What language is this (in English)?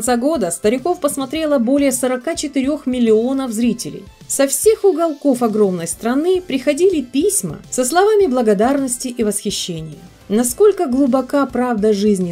Russian